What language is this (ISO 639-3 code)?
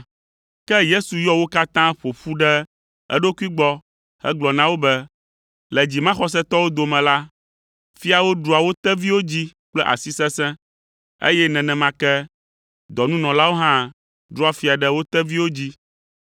ewe